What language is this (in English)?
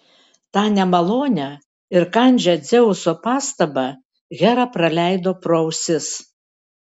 Lithuanian